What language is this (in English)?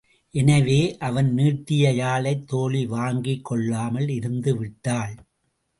Tamil